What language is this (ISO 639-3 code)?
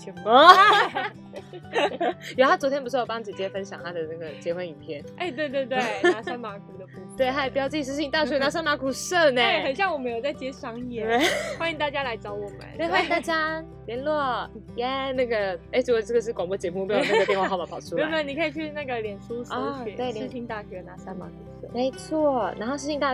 zho